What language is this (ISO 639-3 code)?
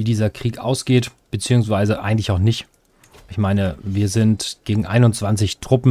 deu